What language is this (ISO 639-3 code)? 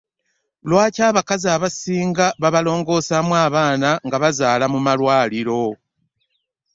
lug